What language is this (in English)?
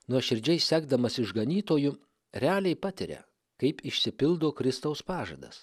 Lithuanian